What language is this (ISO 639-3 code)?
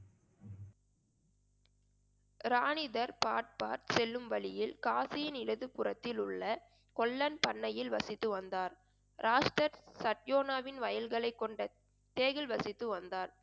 tam